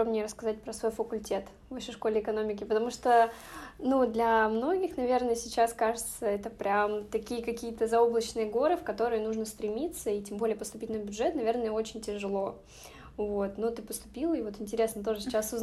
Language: Russian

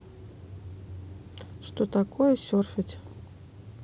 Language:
Russian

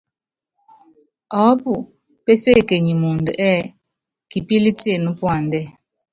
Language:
Yangben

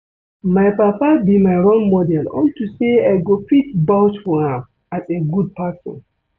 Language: Nigerian Pidgin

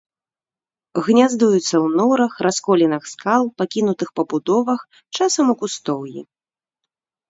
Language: Belarusian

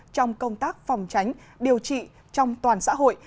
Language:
Vietnamese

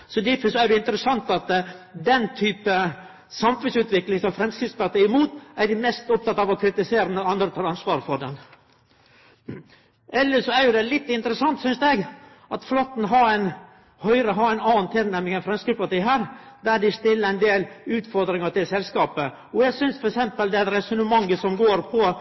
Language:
Norwegian Nynorsk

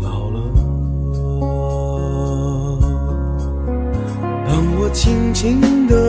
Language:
Chinese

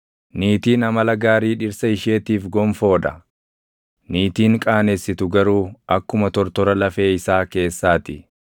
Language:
Oromo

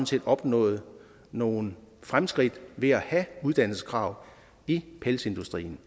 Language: Danish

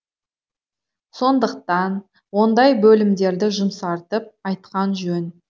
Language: Kazakh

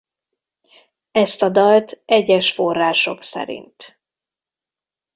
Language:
Hungarian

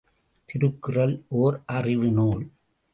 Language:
Tamil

